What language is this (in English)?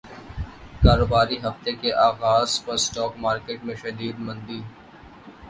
Urdu